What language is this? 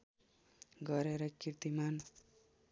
Nepali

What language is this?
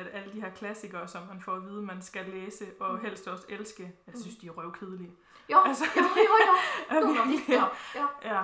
Danish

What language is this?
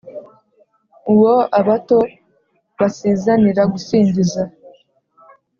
Kinyarwanda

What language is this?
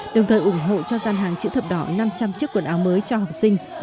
Vietnamese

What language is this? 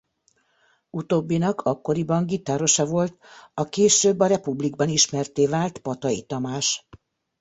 Hungarian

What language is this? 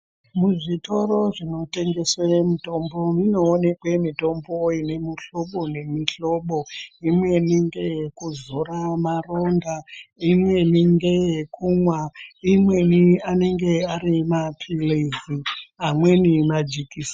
Ndau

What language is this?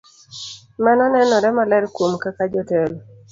Luo (Kenya and Tanzania)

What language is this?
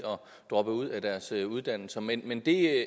Danish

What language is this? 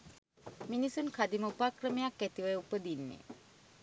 Sinhala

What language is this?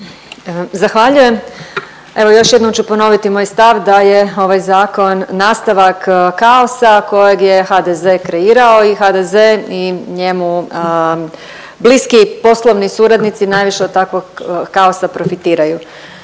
Croatian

